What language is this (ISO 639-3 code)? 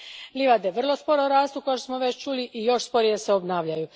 hrv